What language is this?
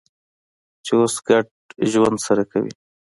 Pashto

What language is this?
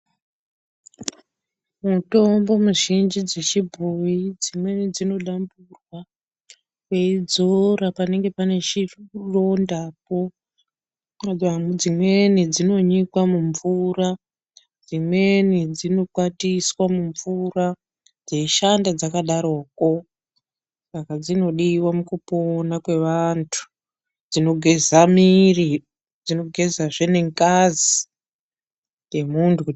Ndau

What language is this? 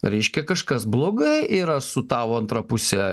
Lithuanian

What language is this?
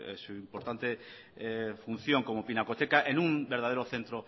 Spanish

